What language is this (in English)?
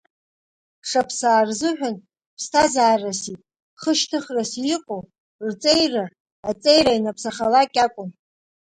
Abkhazian